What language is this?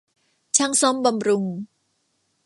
Thai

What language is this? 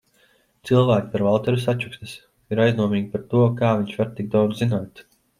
Latvian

